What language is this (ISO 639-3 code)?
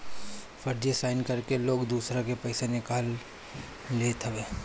bho